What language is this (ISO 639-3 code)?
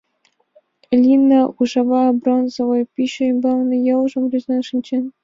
chm